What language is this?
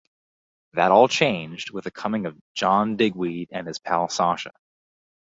English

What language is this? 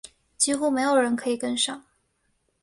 Chinese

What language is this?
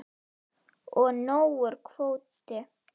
Icelandic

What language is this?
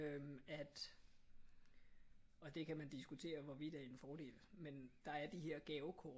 Danish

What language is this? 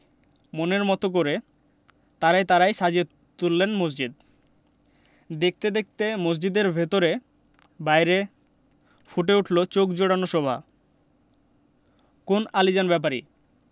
Bangla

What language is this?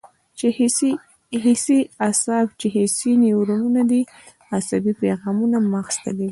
Pashto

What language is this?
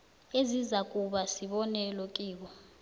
South Ndebele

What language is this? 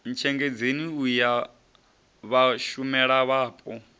Venda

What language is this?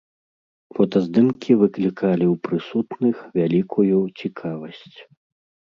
Belarusian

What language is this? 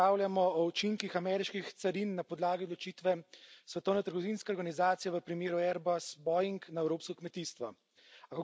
Slovenian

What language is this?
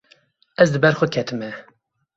Kurdish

